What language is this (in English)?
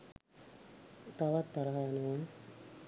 Sinhala